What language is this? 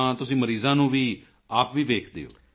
Punjabi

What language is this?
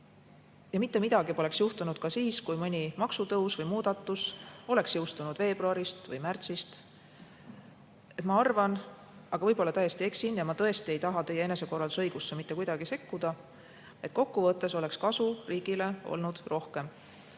Estonian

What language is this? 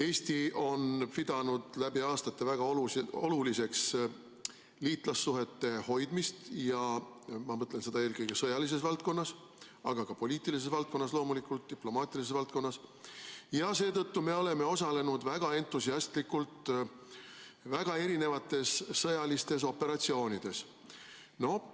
Estonian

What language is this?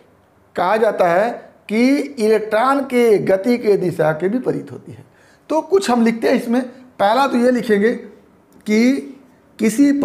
Hindi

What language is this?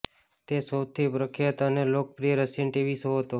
Gujarati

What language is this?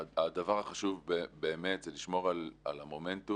Hebrew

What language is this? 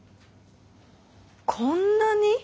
Japanese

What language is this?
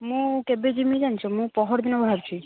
Odia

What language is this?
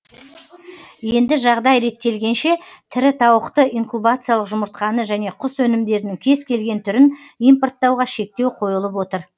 Kazakh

